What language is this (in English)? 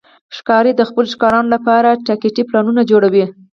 Pashto